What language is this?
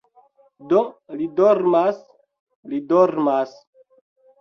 Esperanto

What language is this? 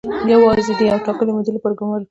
Pashto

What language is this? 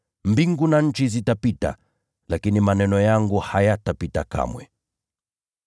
Swahili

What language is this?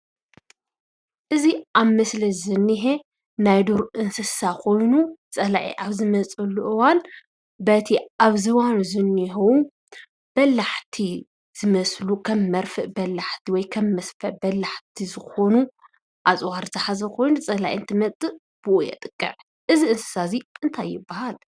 Tigrinya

